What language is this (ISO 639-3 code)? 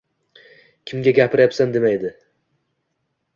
uzb